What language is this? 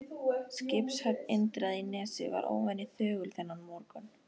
Icelandic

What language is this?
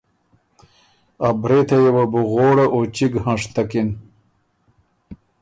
Ormuri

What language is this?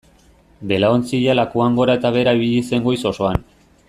Basque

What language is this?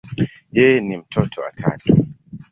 Swahili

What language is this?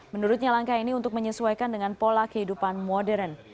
Indonesian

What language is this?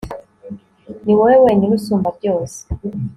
Kinyarwanda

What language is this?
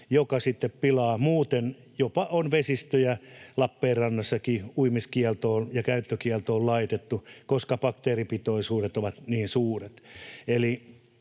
Finnish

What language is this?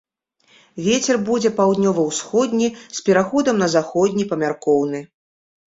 Belarusian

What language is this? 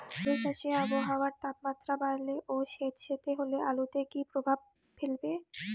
Bangla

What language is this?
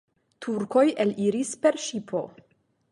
Esperanto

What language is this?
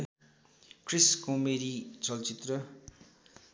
Nepali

